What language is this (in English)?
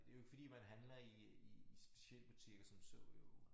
Danish